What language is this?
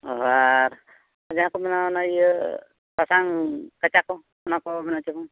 Santali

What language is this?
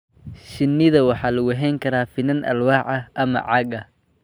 Somali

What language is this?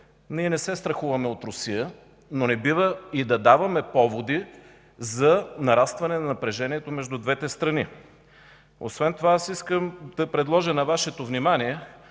Bulgarian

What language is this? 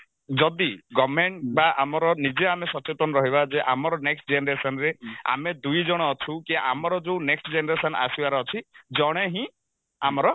Odia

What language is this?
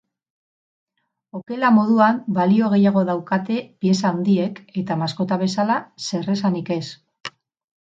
Basque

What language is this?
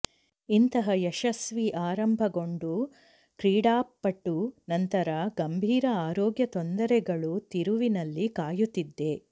Kannada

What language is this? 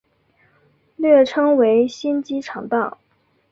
Chinese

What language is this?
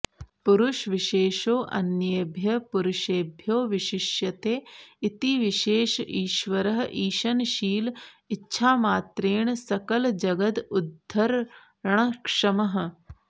Sanskrit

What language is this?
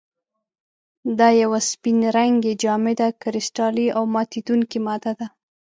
Pashto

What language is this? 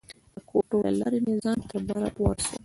Pashto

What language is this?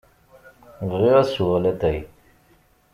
Kabyle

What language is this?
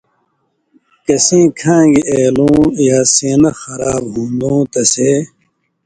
Indus Kohistani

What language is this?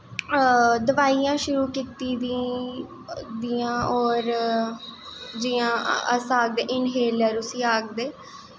Dogri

